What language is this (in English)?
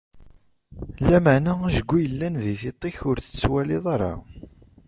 Kabyle